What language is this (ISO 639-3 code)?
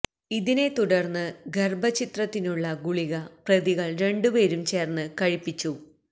mal